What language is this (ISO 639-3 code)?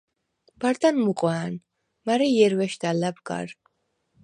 sva